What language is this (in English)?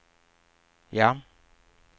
Swedish